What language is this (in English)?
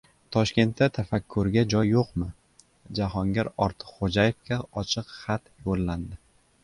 Uzbek